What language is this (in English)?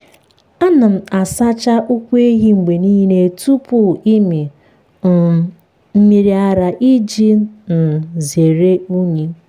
Igbo